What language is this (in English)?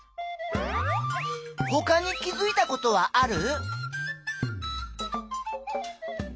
Japanese